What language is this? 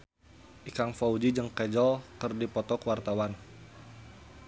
Sundanese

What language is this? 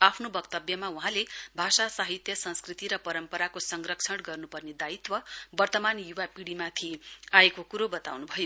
Nepali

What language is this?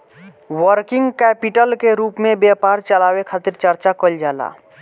Bhojpuri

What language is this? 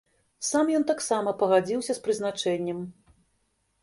Belarusian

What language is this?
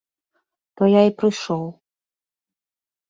Belarusian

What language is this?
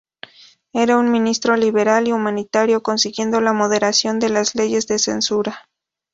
Spanish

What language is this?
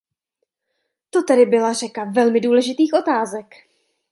Czech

